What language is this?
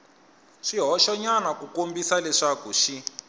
Tsonga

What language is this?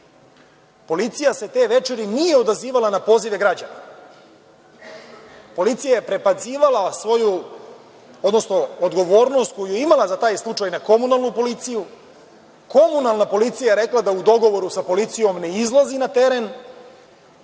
Serbian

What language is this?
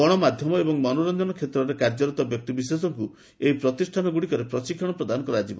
Odia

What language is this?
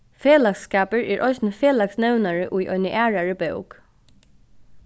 Faroese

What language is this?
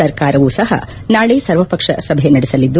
Kannada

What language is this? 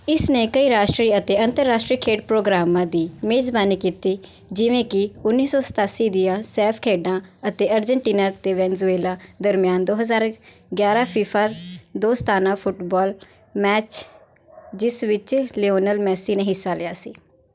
Punjabi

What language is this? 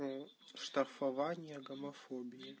Russian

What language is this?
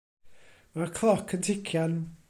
Welsh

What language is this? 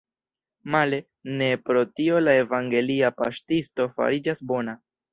Esperanto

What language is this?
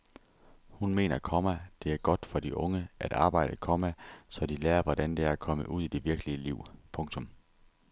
Danish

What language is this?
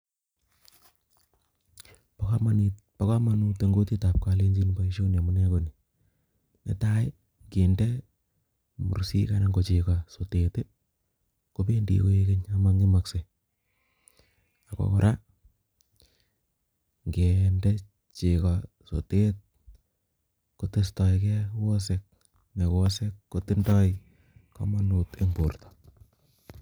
Kalenjin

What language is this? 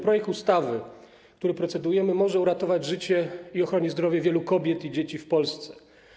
Polish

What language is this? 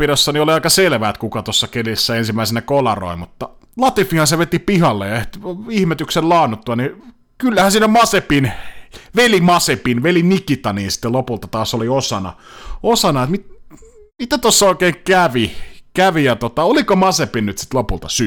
Finnish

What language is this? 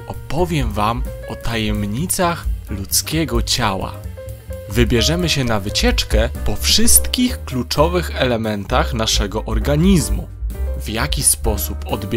Polish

